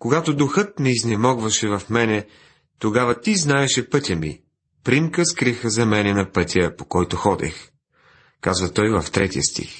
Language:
Bulgarian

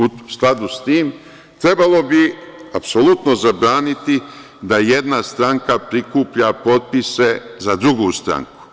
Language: Serbian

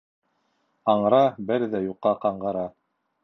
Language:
Bashkir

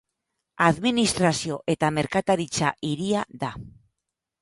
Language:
Basque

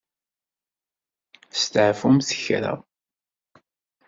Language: Kabyle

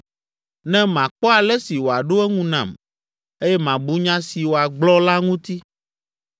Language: Ewe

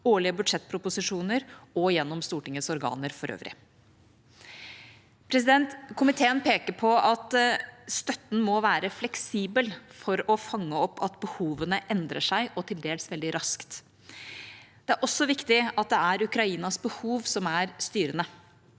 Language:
Norwegian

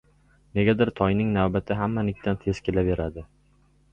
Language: Uzbek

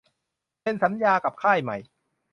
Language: Thai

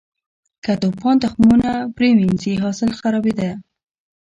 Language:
Pashto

